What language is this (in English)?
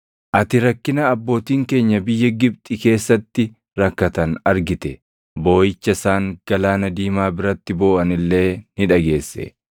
Oromo